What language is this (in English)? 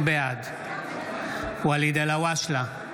Hebrew